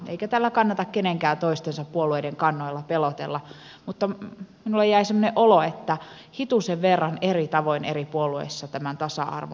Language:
Finnish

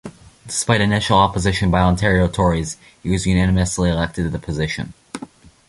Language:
English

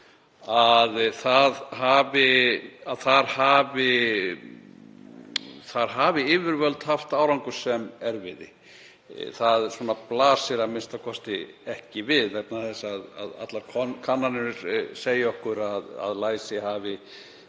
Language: Icelandic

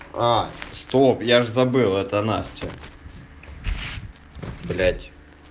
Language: Russian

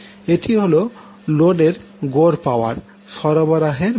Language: Bangla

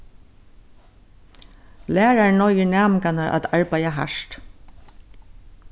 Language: Faroese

